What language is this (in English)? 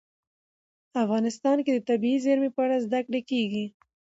Pashto